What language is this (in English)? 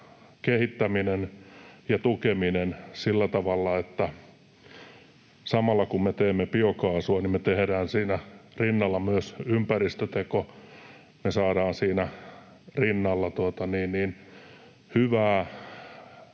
Finnish